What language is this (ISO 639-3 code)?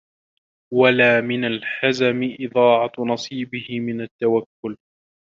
ara